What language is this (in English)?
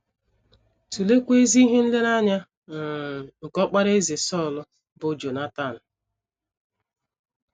Igbo